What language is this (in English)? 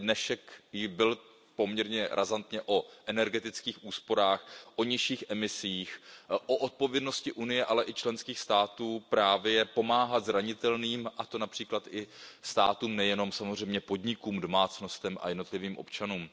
Czech